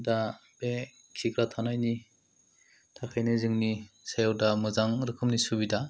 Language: Bodo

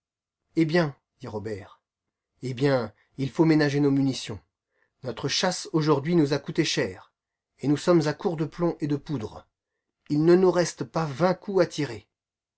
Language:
French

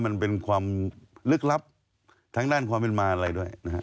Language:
Thai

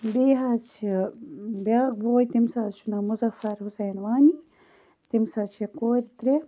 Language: Kashmiri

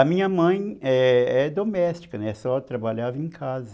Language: Portuguese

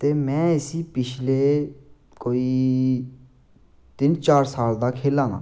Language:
Dogri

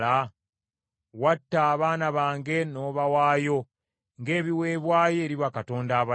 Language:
Ganda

